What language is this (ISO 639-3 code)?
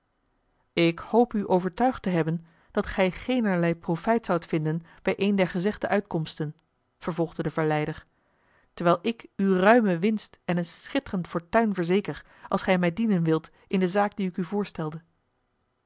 nld